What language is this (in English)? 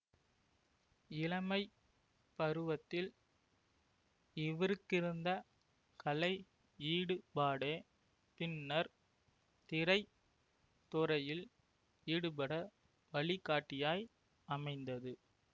Tamil